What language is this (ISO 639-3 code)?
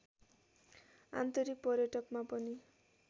nep